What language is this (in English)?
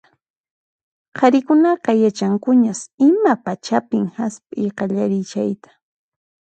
Puno Quechua